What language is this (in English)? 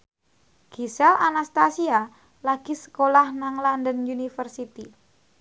Javanese